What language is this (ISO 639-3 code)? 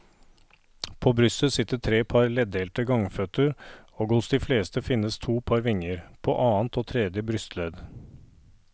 nor